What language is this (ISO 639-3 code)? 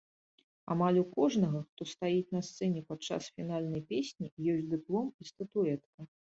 bel